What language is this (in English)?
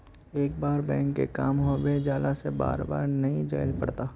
Magahi